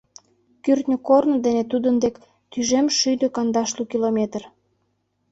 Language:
Mari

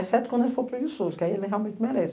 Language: Portuguese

